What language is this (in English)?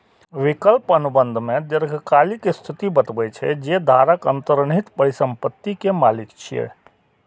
Maithili